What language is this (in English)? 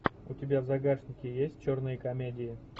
Russian